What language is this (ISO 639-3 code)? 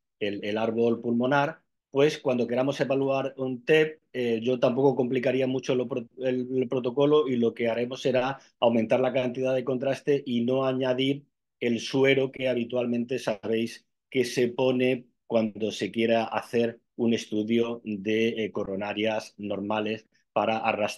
spa